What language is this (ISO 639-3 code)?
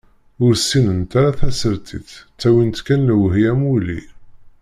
kab